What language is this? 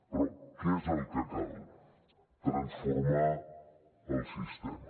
Catalan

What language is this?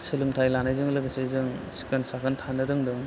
Bodo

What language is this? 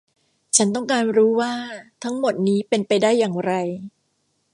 Thai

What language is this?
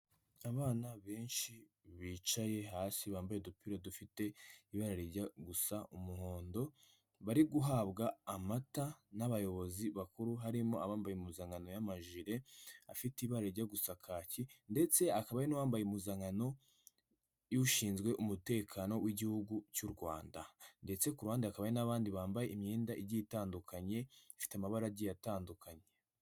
Kinyarwanda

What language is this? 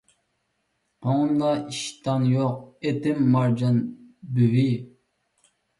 Uyghur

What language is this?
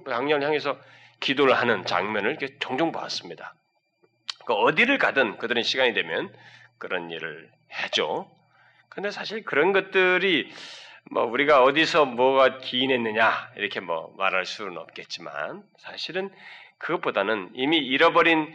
Korean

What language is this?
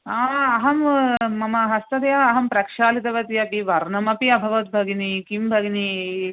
Sanskrit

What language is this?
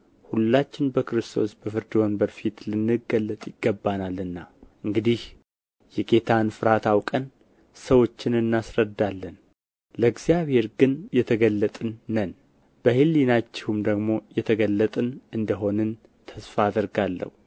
Amharic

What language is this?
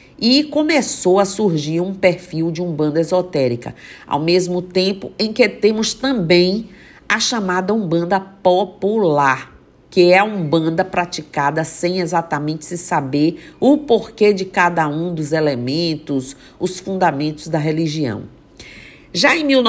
Portuguese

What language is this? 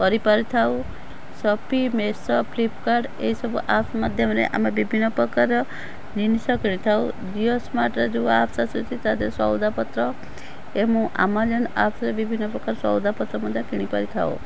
Odia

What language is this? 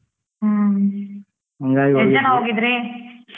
Kannada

